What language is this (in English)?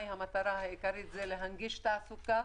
Hebrew